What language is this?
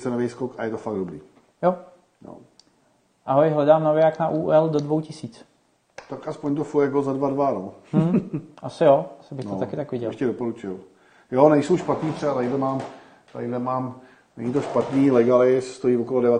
Czech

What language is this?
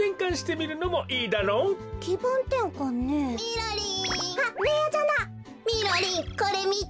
Japanese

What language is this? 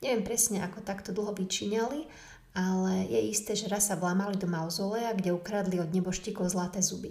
Slovak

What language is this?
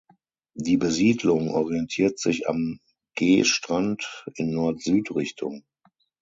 German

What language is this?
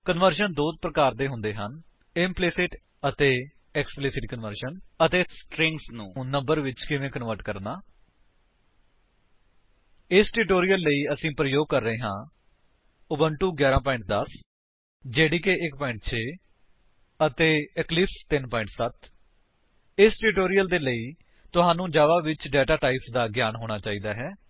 Punjabi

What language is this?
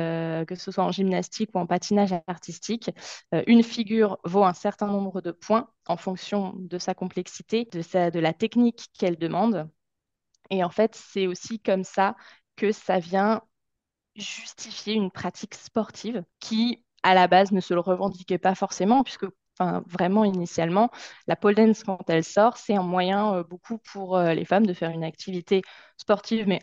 French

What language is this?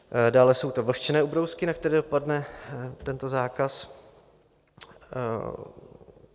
Czech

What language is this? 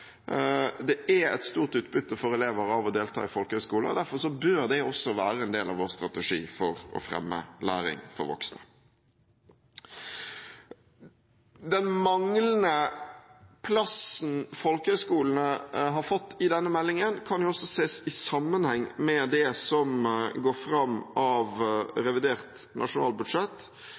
Norwegian Bokmål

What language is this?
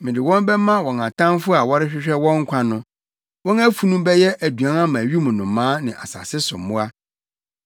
Akan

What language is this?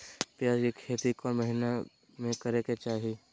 Magahi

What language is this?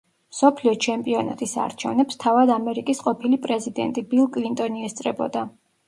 Georgian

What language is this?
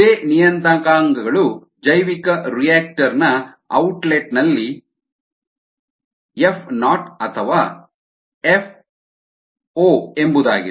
Kannada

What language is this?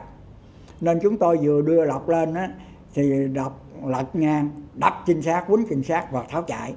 Vietnamese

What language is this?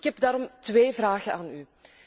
Dutch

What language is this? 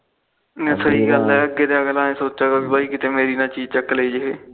Punjabi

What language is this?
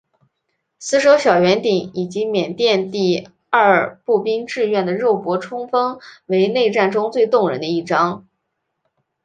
Chinese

